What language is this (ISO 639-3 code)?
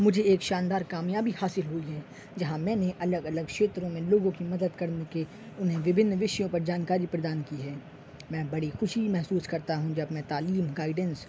urd